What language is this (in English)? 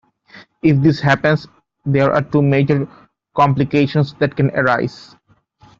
English